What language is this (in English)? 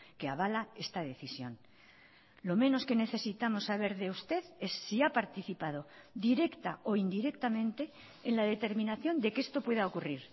Spanish